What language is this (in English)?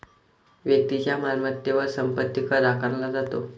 Marathi